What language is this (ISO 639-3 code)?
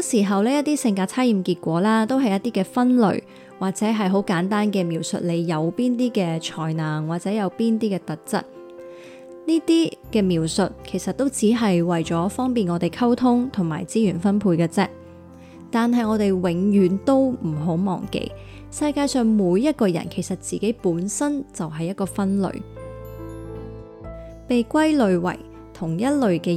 zho